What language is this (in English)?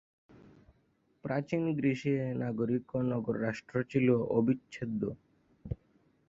Bangla